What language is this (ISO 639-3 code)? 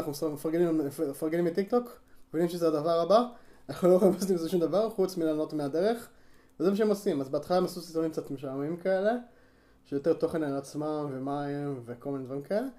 heb